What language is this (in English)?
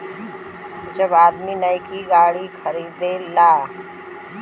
Bhojpuri